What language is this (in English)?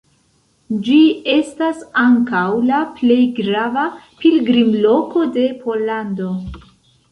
Esperanto